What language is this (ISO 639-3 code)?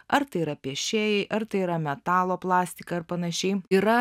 lit